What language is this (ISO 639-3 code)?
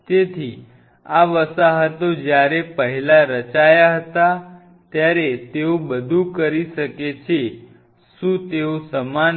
guj